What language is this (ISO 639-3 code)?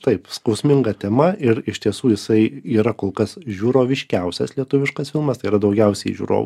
lit